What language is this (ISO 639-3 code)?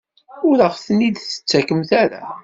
kab